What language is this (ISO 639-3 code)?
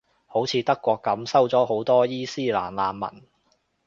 yue